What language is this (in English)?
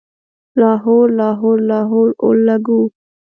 Pashto